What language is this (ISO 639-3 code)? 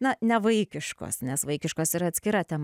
lit